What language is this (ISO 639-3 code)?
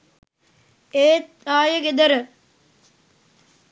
sin